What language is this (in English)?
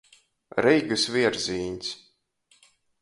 Latgalian